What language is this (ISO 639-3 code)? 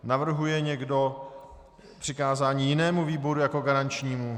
ces